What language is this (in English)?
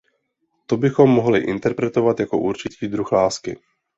Czech